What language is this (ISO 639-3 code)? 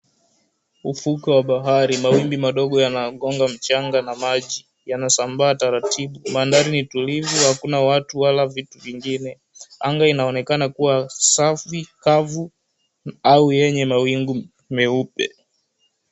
swa